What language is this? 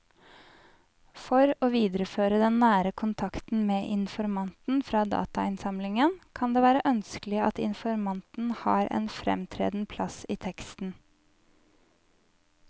Norwegian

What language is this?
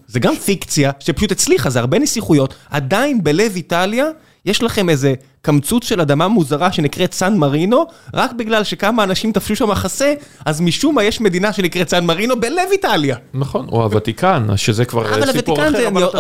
Hebrew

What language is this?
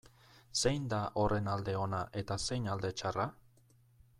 Basque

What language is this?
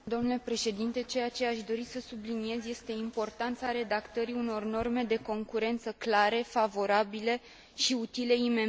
Romanian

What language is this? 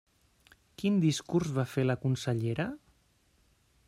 Catalan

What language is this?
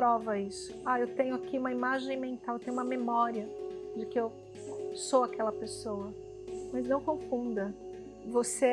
Portuguese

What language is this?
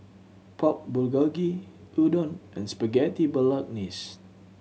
English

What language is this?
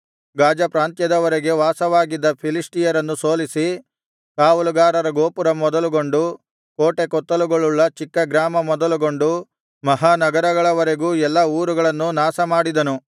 Kannada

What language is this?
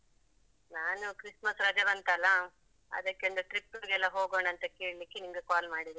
Kannada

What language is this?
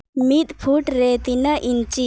Santali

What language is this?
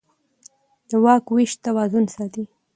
Pashto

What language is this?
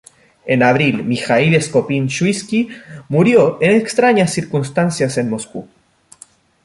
Spanish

